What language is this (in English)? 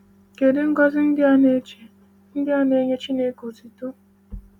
Igbo